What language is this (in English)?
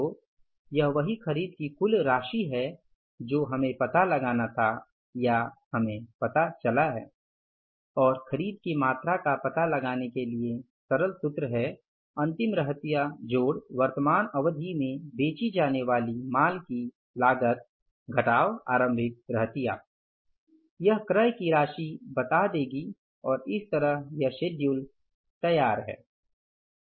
Hindi